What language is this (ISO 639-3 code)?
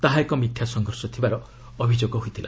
ori